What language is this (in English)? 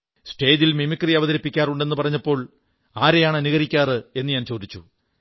Malayalam